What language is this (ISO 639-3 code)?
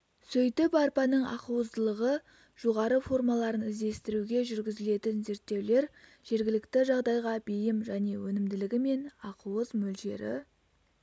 kaz